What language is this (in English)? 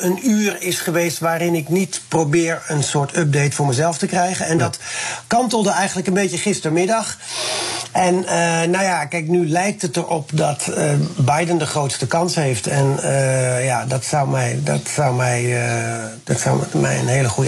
Dutch